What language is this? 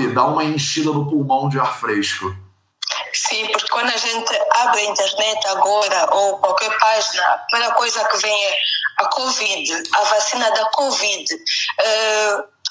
Portuguese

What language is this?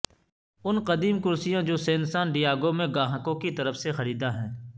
Urdu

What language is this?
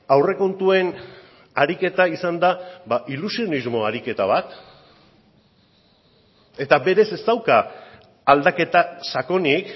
Basque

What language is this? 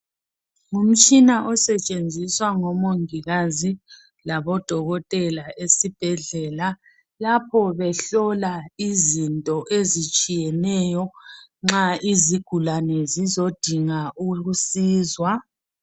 North Ndebele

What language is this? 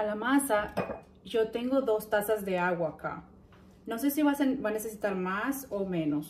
Spanish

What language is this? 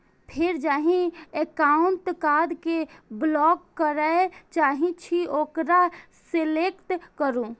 Maithili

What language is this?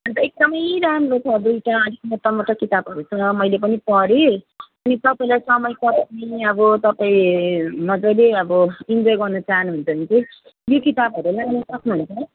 Nepali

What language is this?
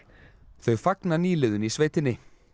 Icelandic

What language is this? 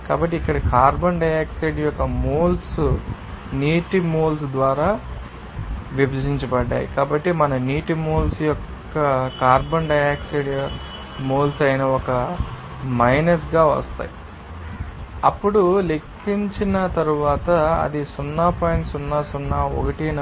Telugu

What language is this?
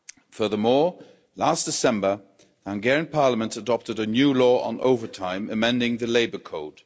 English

